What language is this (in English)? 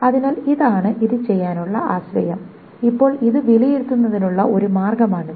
Malayalam